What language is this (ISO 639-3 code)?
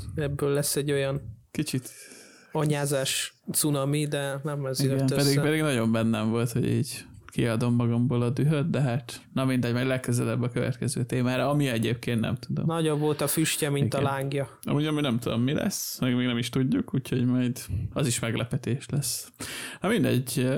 hun